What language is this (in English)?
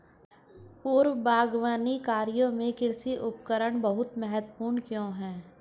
Hindi